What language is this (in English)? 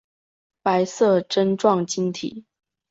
Chinese